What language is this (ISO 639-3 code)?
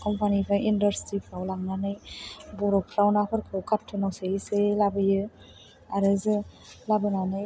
brx